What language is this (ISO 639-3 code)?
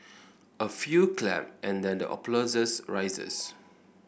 eng